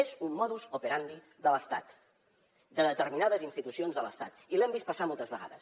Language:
Catalan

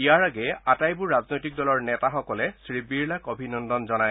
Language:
Assamese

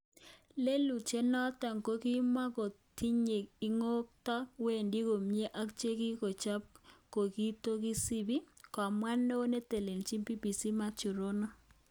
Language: Kalenjin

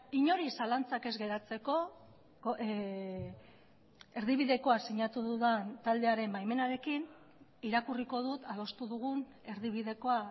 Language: Basque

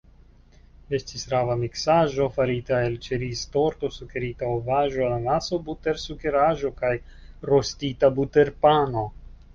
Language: Esperanto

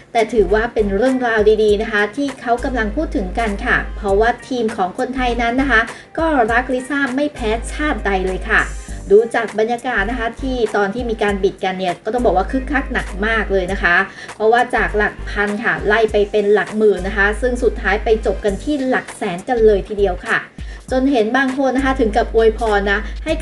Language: Thai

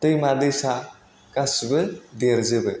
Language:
Bodo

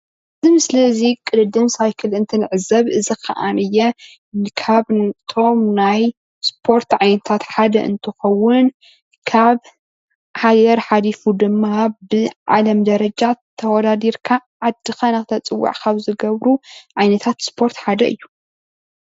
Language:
Tigrinya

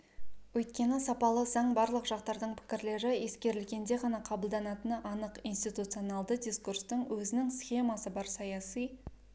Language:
Kazakh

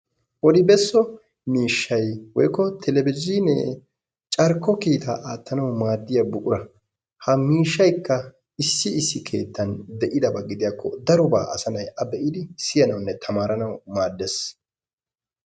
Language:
Wolaytta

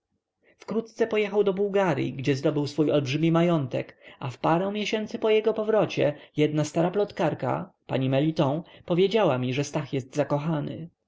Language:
Polish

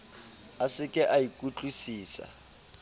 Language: Southern Sotho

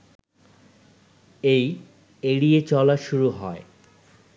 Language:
Bangla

